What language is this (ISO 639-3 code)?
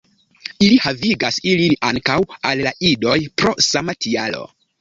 epo